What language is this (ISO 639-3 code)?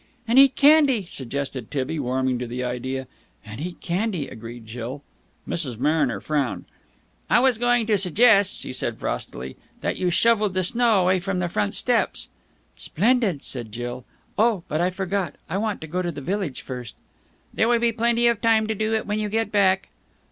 eng